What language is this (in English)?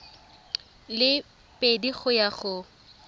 Tswana